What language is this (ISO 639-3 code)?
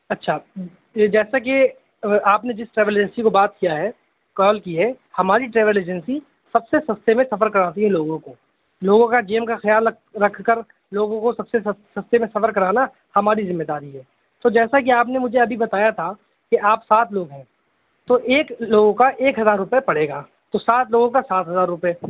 urd